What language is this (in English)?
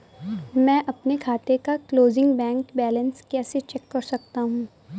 Hindi